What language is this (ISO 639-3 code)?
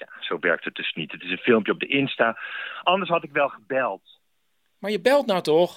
nld